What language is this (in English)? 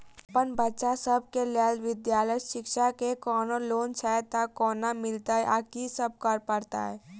Maithili